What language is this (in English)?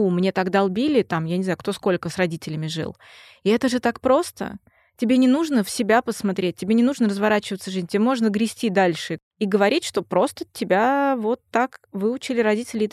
Russian